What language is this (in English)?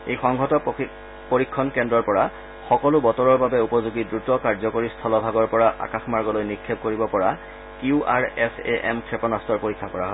Assamese